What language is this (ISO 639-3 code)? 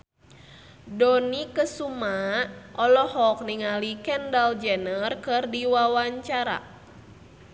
sun